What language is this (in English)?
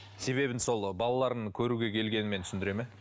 Kazakh